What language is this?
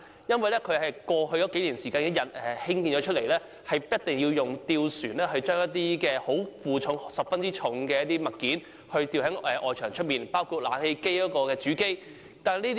Cantonese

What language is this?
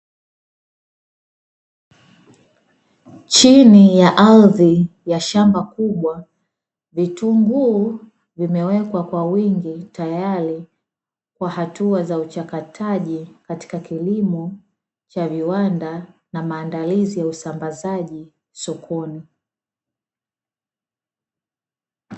Swahili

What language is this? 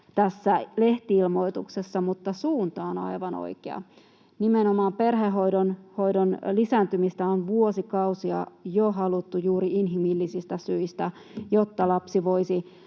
Finnish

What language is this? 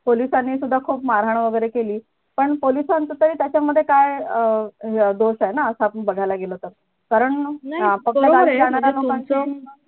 Marathi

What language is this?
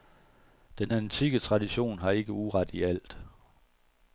Danish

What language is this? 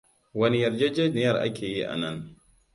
Hausa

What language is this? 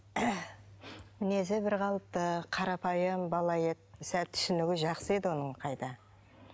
Kazakh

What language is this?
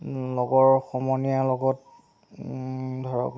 Assamese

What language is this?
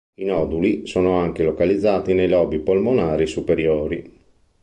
Italian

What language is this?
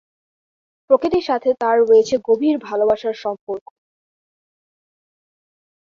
Bangla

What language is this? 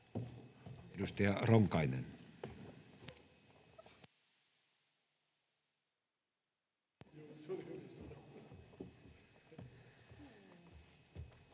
Finnish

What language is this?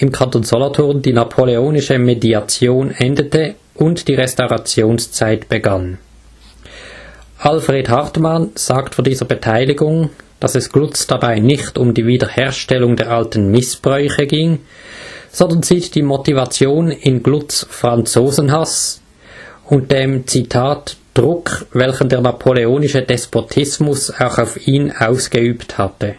German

